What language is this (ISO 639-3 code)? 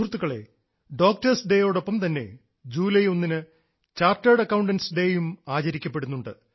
mal